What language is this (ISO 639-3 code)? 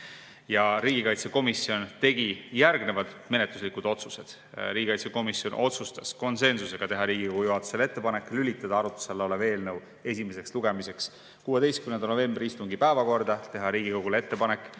est